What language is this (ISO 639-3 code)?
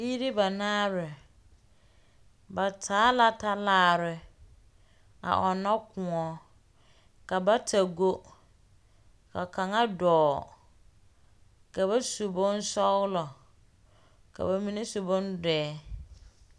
dga